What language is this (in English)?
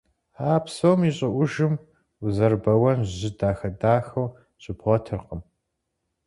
Kabardian